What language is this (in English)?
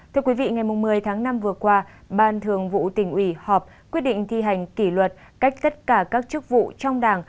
Vietnamese